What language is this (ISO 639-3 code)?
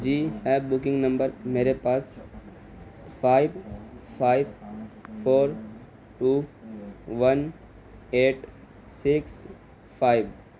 urd